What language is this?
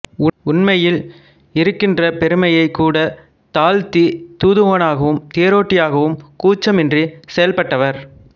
Tamil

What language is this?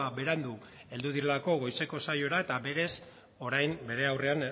Basque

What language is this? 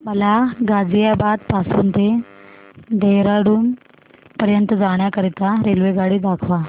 Marathi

